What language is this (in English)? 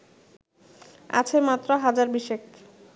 Bangla